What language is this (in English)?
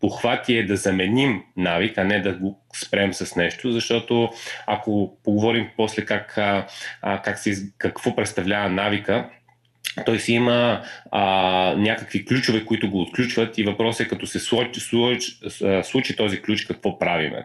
Bulgarian